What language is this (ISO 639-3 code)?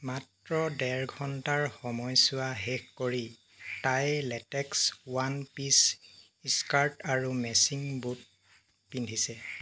asm